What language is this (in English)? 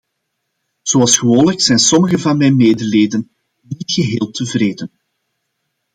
Dutch